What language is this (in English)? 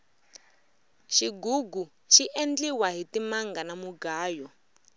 Tsonga